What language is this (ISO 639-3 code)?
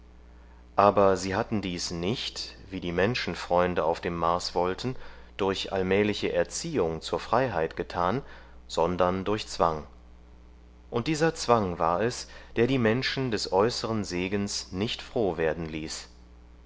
deu